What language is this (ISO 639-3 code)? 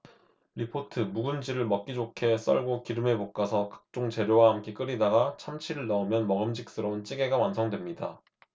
kor